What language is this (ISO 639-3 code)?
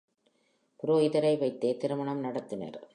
tam